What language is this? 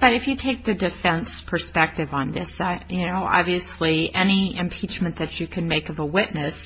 English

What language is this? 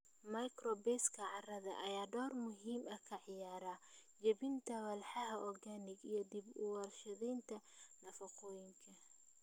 Somali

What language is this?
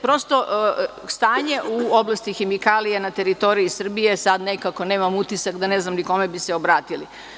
Serbian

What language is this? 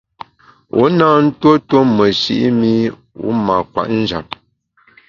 Bamun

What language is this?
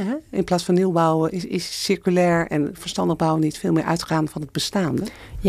Dutch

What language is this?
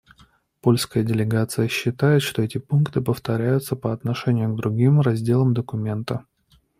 Russian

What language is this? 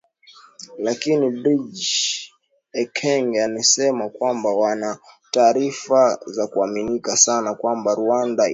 Swahili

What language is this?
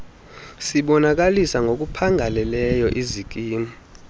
Xhosa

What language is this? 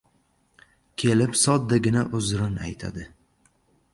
Uzbek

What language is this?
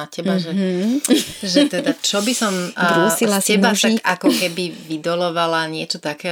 Slovak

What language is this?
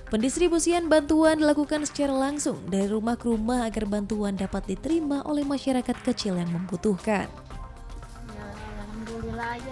Indonesian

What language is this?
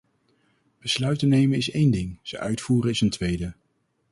Dutch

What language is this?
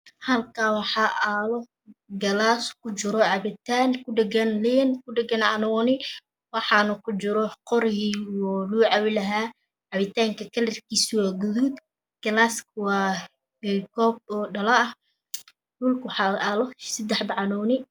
Somali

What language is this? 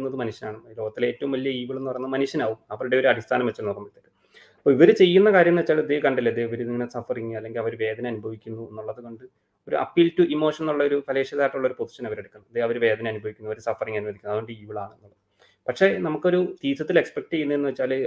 Malayalam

